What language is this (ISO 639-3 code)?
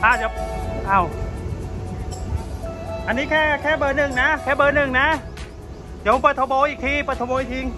tha